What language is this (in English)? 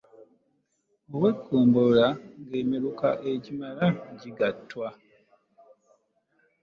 Ganda